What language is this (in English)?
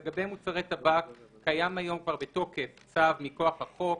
Hebrew